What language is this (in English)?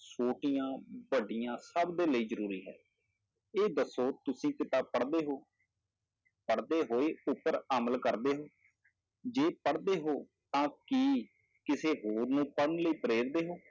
Punjabi